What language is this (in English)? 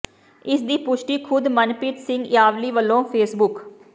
Punjabi